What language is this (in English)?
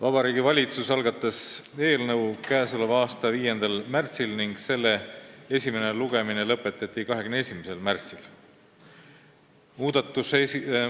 Estonian